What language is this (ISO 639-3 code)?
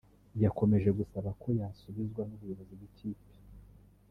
kin